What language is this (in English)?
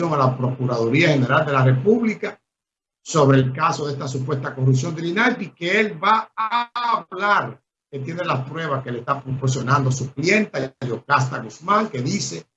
Spanish